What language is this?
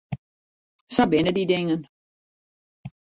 Western Frisian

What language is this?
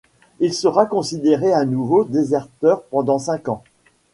French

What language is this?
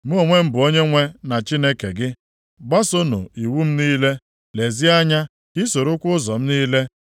Igbo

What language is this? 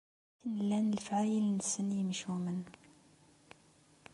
Kabyle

